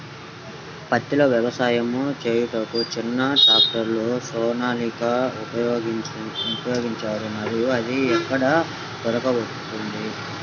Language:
Telugu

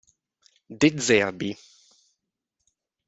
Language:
Italian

